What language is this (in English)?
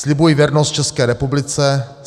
Czech